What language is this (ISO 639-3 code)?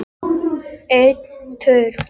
isl